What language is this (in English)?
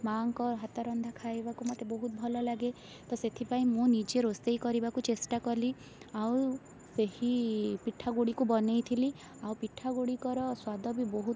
Odia